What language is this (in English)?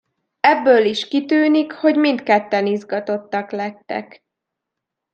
Hungarian